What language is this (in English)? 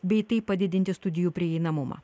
Lithuanian